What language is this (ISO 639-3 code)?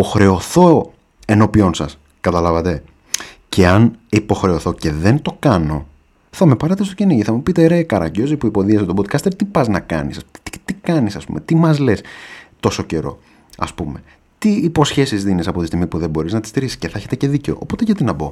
ell